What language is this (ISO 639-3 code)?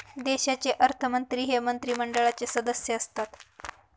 mar